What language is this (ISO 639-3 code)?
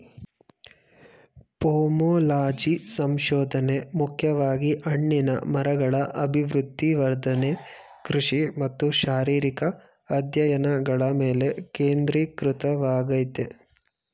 kan